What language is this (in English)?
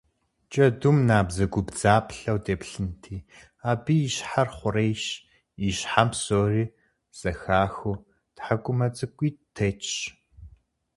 Kabardian